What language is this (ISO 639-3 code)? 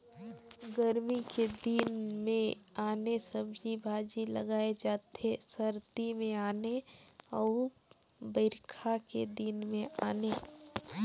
hne